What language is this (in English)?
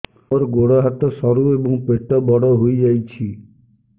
Odia